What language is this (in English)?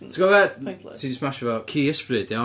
Welsh